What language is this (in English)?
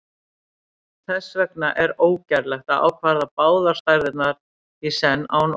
Icelandic